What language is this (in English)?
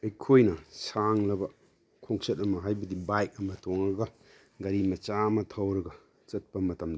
Manipuri